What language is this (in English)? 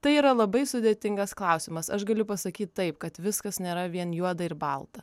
Lithuanian